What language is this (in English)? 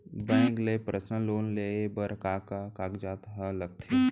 Chhattisgarhi